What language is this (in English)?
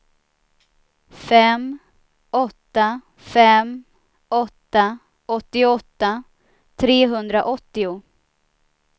Swedish